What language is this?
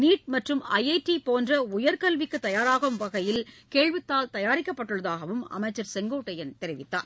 Tamil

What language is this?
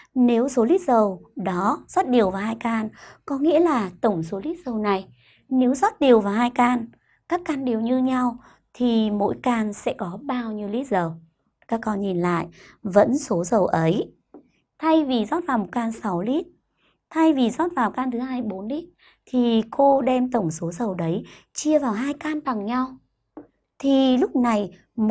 Vietnamese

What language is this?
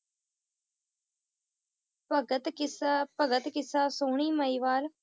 Punjabi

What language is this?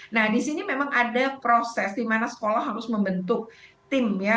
Indonesian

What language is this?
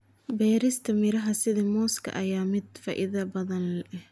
Somali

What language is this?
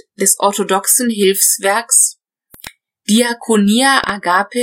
German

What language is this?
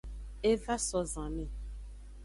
Aja (Benin)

